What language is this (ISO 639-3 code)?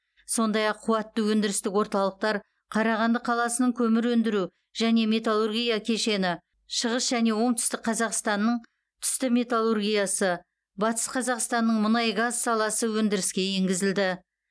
kaz